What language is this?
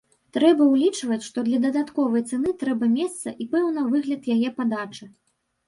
Belarusian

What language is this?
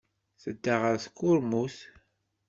Kabyle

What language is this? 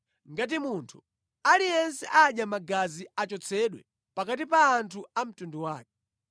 Nyanja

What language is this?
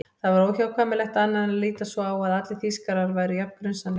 Icelandic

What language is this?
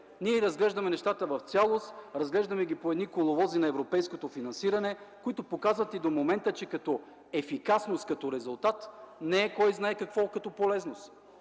Bulgarian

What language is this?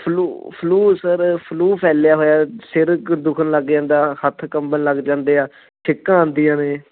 Punjabi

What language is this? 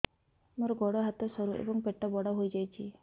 Odia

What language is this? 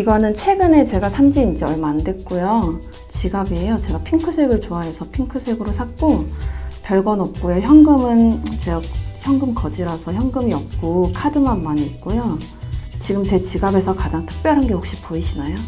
Korean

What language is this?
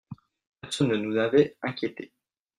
French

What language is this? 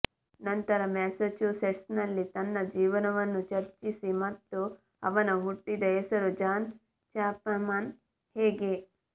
Kannada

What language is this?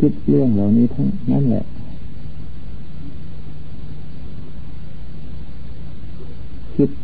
Thai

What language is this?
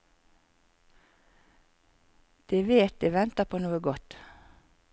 Norwegian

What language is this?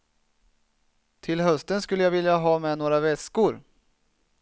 Swedish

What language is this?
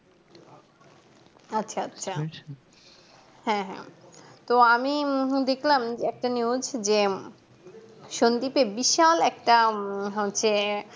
Bangla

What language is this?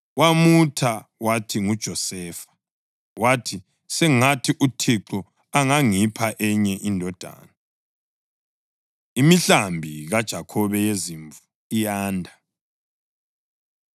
North Ndebele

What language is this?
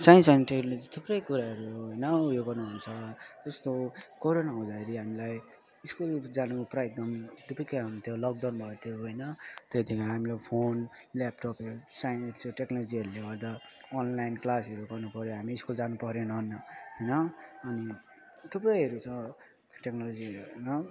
Nepali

